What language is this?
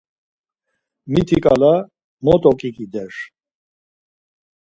Laz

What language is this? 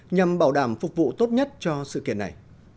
Vietnamese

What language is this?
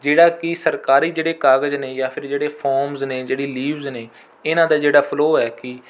Punjabi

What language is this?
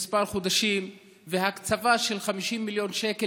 Hebrew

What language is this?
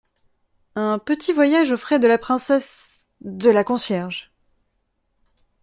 French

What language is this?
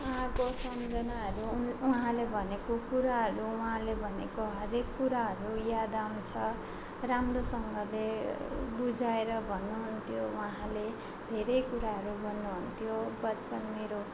Nepali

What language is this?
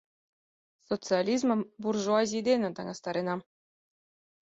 Mari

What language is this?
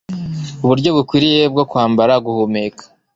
Kinyarwanda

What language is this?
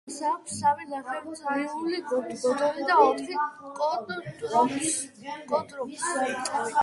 Georgian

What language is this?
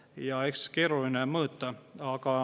Estonian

